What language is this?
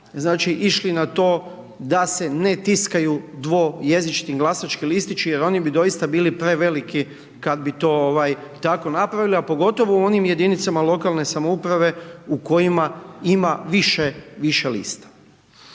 Croatian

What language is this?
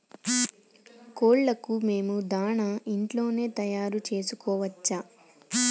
Telugu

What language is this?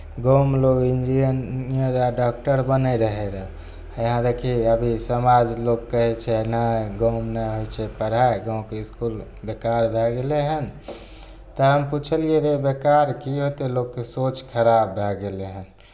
Maithili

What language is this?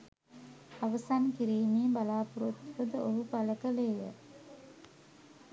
Sinhala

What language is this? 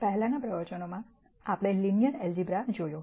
Gujarati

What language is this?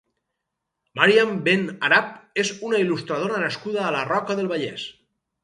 Catalan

